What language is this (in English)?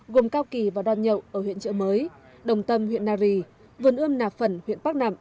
Vietnamese